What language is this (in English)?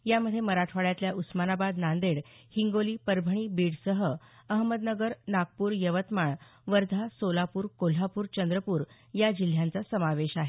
Marathi